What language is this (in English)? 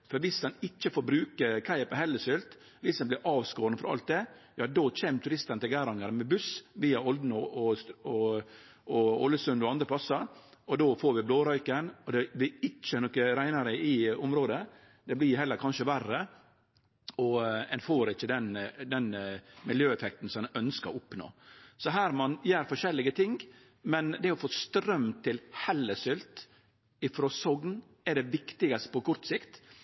Norwegian Nynorsk